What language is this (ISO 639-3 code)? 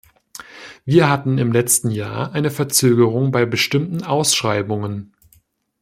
deu